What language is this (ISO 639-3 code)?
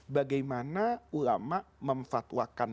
ind